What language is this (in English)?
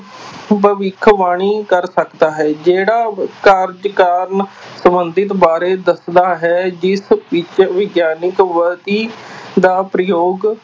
Punjabi